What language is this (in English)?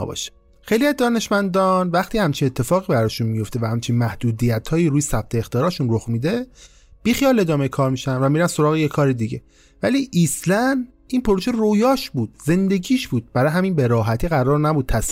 Persian